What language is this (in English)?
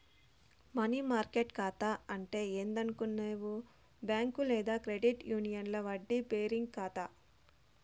Telugu